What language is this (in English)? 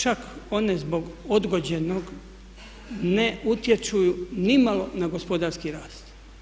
Croatian